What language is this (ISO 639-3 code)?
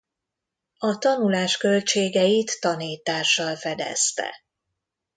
hun